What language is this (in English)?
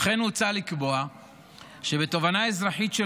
Hebrew